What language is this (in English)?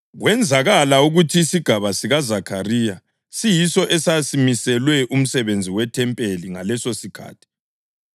North Ndebele